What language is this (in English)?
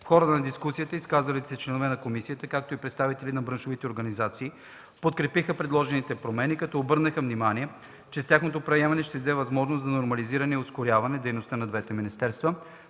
Bulgarian